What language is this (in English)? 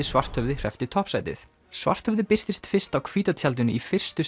Icelandic